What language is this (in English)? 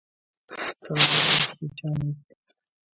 Central Kurdish